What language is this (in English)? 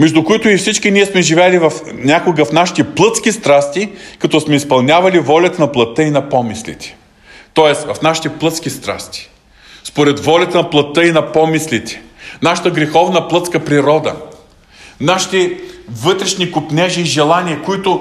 Bulgarian